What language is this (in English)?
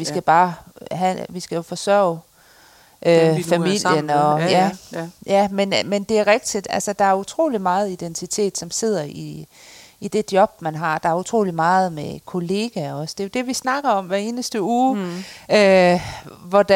Danish